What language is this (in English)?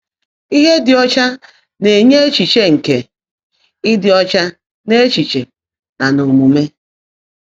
Igbo